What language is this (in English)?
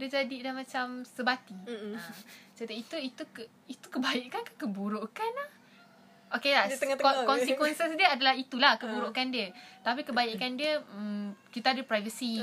Malay